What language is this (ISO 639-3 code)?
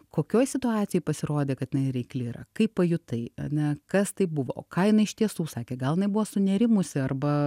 lit